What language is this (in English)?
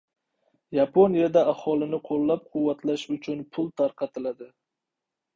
Uzbek